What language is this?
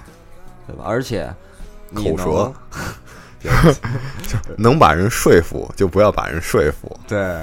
Chinese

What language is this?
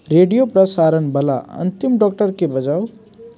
Maithili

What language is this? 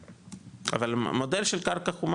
Hebrew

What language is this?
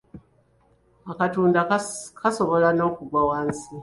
Ganda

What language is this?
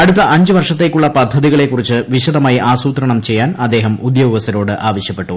Malayalam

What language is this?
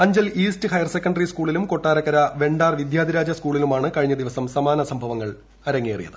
Malayalam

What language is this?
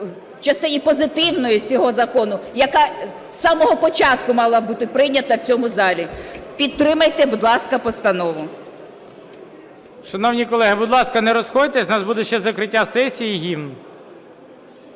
Ukrainian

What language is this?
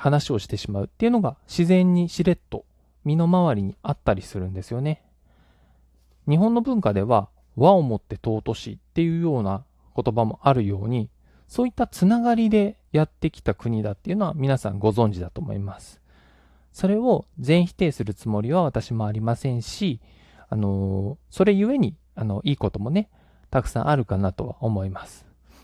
Japanese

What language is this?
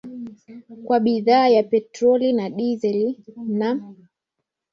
Swahili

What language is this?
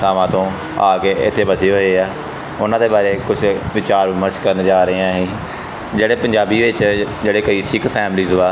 Punjabi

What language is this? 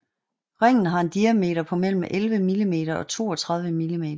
Danish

